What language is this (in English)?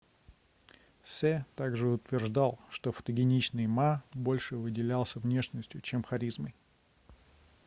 Russian